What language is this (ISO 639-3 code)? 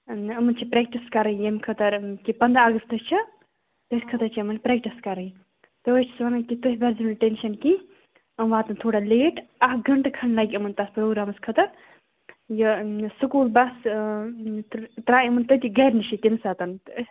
kas